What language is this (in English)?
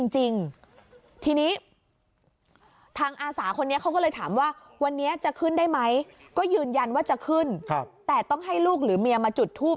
Thai